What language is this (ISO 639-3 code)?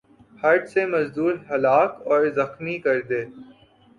urd